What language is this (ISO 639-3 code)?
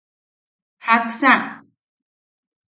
yaq